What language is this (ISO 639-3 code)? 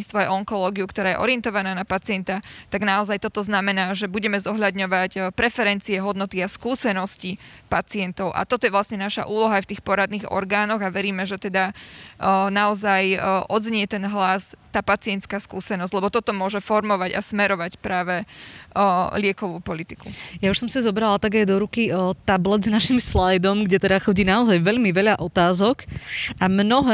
slk